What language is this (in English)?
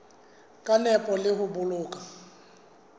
Southern Sotho